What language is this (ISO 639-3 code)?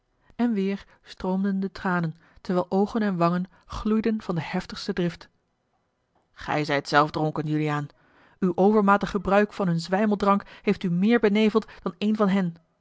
nld